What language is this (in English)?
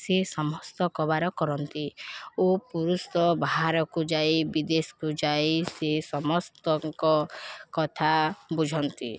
Odia